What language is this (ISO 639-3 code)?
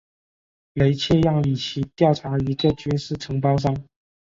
zho